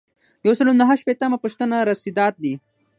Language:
Pashto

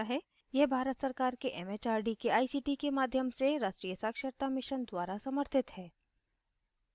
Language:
Hindi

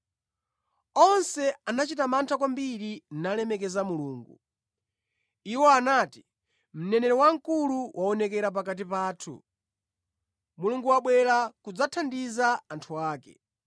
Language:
Nyanja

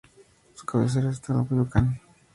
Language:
Spanish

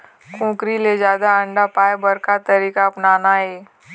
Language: Chhattisgarhi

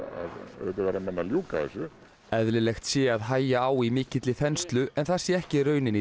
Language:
Icelandic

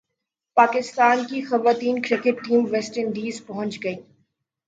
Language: Urdu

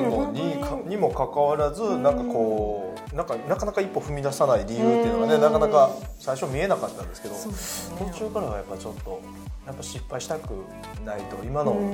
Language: Japanese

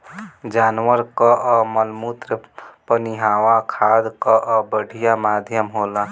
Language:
Bhojpuri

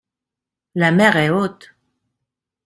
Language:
French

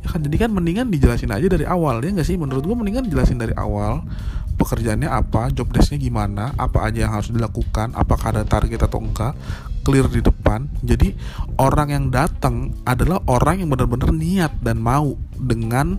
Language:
Indonesian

